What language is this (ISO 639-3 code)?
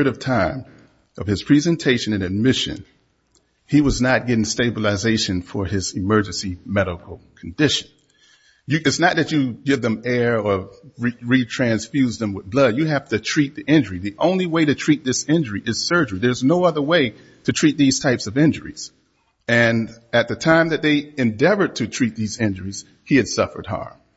eng